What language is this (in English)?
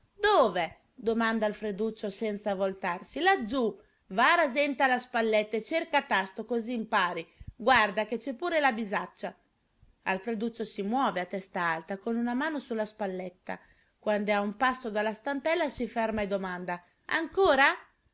Italian